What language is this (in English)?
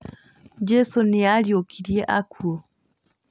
Kikuyu